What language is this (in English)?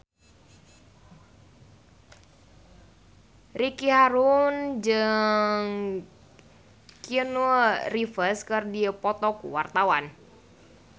Sundanese